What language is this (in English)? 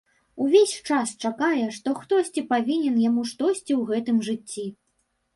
Belarusian